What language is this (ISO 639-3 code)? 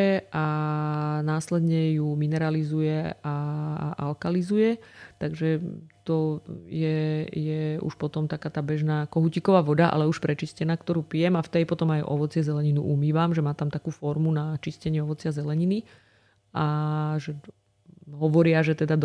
slk